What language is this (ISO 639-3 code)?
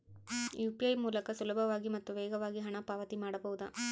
kan